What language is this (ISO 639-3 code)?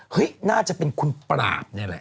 tha